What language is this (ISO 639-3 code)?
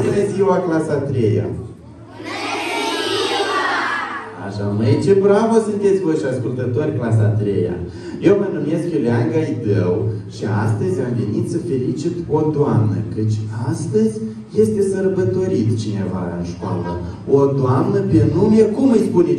ron